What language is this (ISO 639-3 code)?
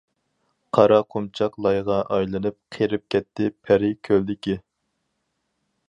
uig